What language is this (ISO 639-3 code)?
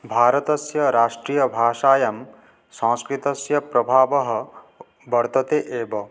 san